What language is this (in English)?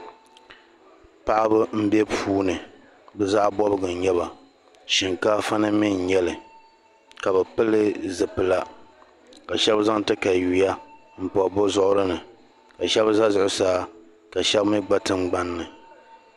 Dagbani